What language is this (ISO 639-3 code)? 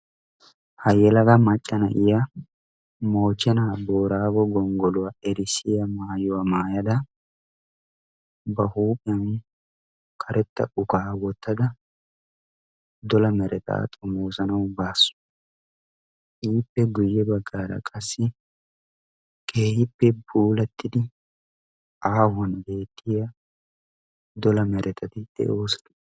wal